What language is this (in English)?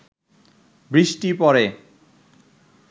Bangla